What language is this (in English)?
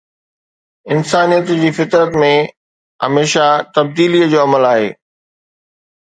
Sindhi